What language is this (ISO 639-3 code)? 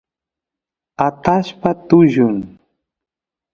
qus